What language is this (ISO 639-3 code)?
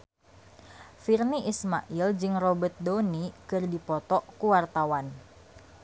sun